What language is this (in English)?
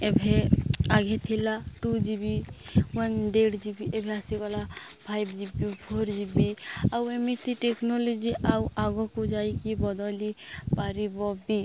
Odia